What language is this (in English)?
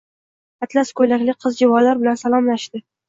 Uzbek